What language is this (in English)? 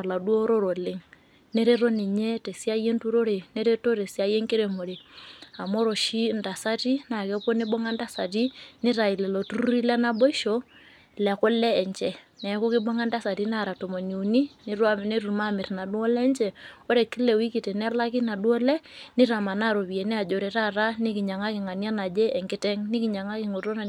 Masai